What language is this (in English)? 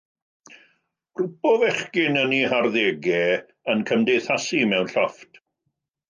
Welsh